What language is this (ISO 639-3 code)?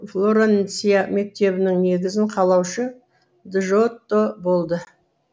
kaz